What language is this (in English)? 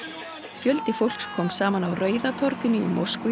Icelandic